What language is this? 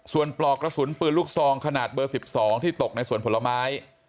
Thai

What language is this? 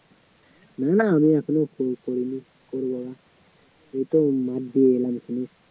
Bangla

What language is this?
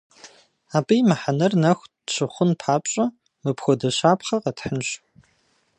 Kabardian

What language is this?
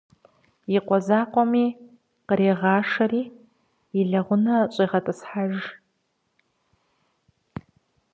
Kabardian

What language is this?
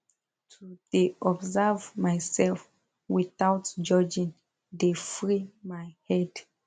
Nigerian Pidgin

